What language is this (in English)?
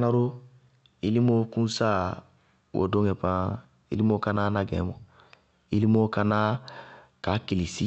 Bago-Kusuntu